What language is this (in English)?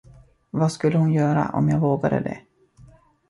Swedish